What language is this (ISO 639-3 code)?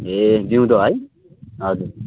nep